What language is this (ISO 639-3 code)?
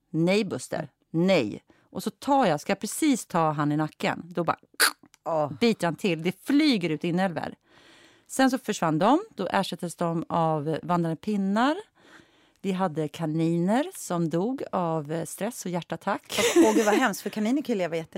swe